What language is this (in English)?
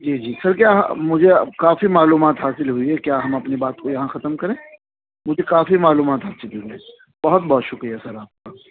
Urdu